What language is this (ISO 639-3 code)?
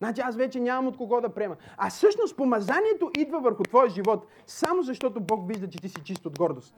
bul